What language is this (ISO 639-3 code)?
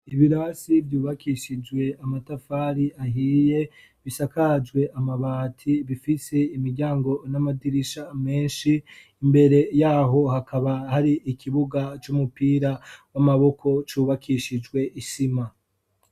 run